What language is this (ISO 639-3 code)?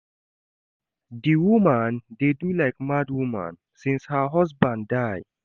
pcm